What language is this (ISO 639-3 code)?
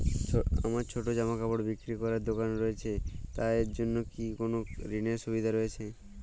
ben